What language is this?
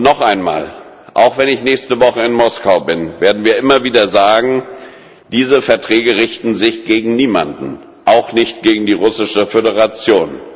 German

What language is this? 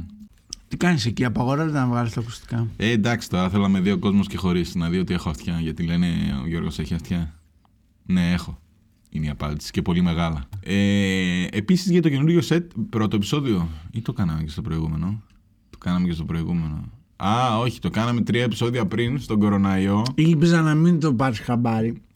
Greek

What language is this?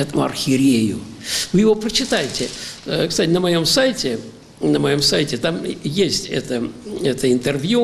Russian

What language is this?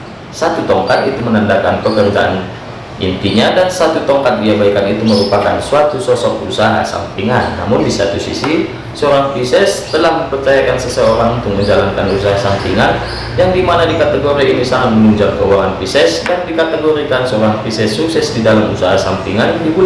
Indonesian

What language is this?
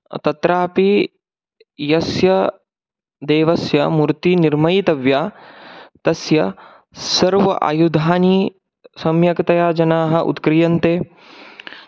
Sanskrit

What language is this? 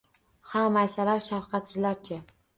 Uzbek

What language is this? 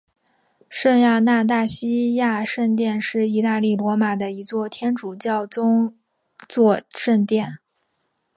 Chinese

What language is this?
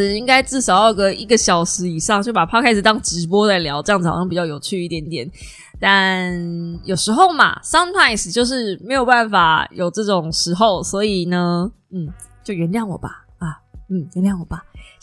Chinese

